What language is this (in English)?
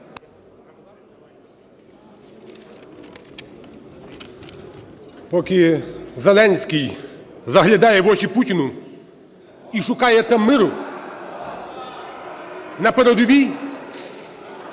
Ukrainian